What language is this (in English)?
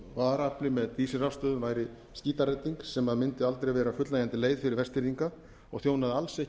Icelandic